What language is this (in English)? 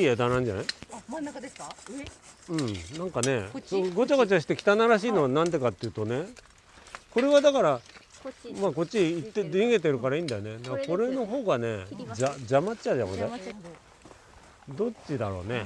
Japanese